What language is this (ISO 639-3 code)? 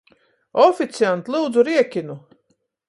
ltg